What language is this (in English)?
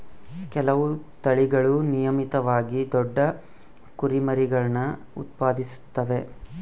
Kannada